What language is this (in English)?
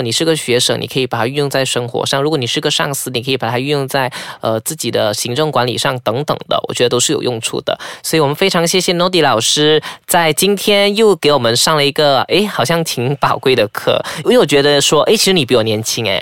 Chinese